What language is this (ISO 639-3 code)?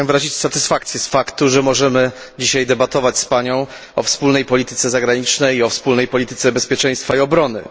pol